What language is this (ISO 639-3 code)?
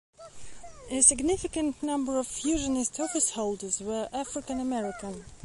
eng